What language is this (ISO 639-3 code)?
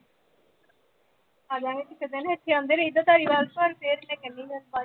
pan